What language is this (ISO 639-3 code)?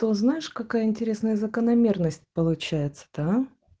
rus